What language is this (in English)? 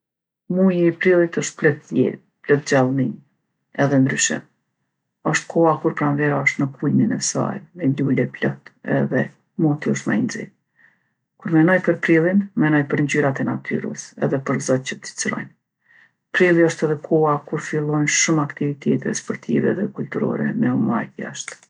Gheg Albanian